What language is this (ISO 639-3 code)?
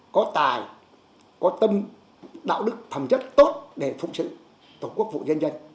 vie